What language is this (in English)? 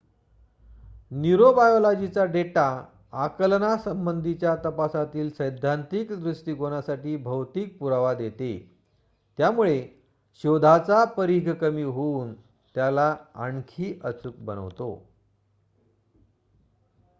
Marathi